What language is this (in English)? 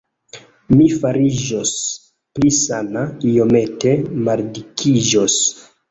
Esperanto